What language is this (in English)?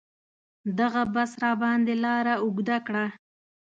Pashto